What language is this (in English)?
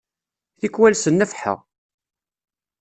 Kabyle